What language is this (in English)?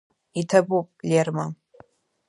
Abkhazian